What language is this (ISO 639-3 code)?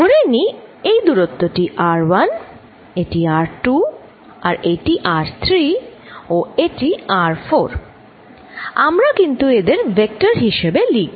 ben